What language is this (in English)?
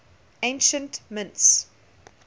English